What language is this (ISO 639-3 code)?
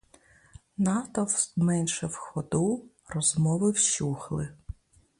ukr